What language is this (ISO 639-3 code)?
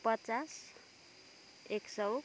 nep